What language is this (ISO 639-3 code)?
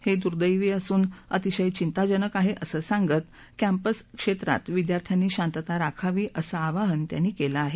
mar